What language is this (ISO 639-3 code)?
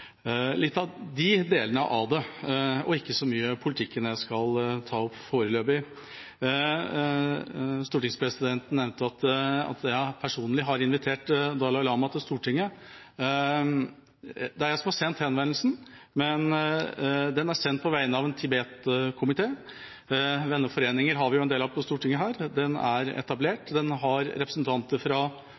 nob